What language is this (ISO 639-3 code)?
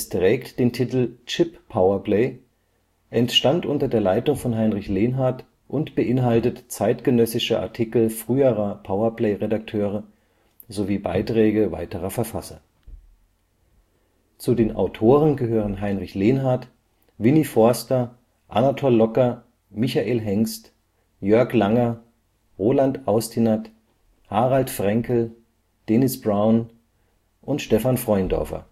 deu